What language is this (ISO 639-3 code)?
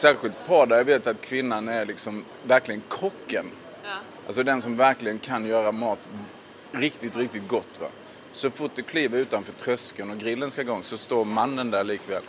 swe